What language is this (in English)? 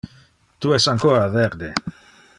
Interlingua